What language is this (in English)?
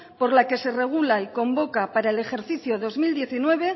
Spanish